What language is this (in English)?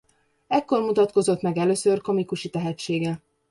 Hungarian